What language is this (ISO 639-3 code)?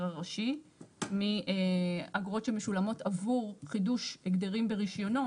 heb